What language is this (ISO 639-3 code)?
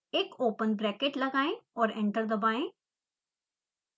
hin